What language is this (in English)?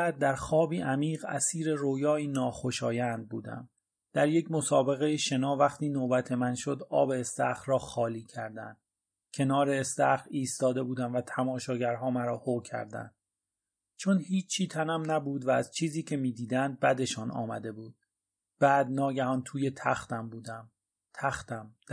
Persian